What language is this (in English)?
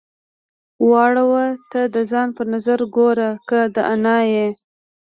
Pashto